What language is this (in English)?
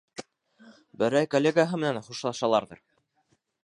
Bashkir